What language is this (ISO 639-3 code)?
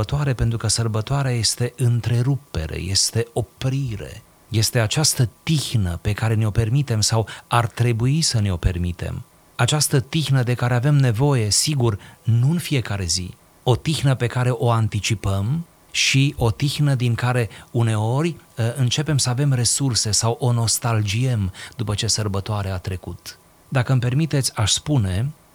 ron